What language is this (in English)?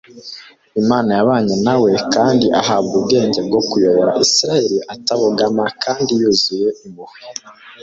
Kinyarwanda